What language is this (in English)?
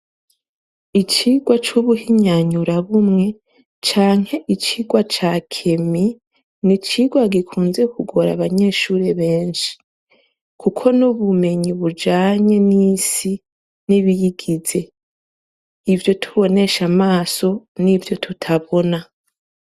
Rundi